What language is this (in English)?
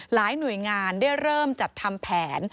Thai